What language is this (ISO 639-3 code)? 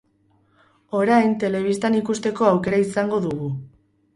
eus